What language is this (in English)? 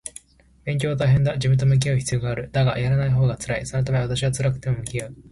Japanese